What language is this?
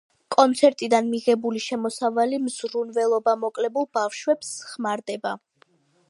Georgian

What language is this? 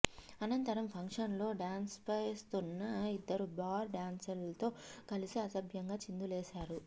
Telugu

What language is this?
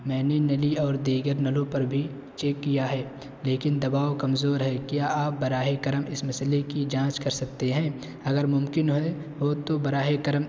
Urdu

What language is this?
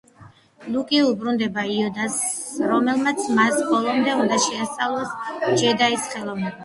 Georgian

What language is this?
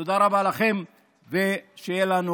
Hebrew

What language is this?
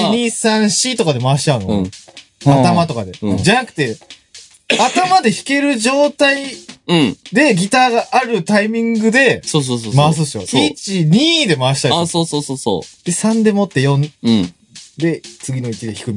Japanese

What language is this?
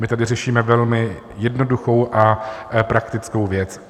Czech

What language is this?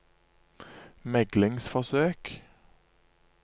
Norwegian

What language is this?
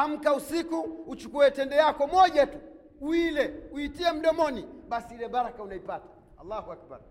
Swahili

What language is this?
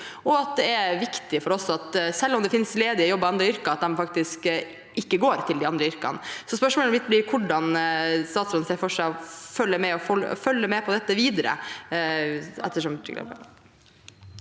Norwegian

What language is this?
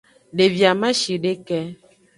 Aja (Benin)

